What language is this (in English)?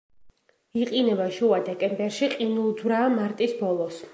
Georgian